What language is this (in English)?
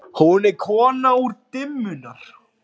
Icelandic